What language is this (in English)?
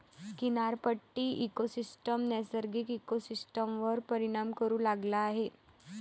Marathi